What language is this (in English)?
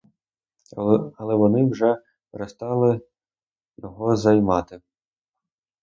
Ukrainian